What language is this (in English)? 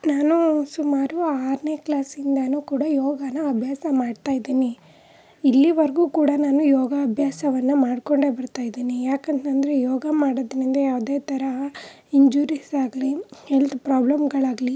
Kannada